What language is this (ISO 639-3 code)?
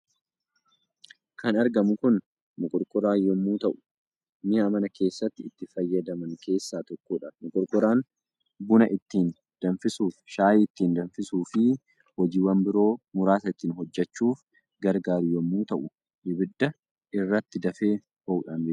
orm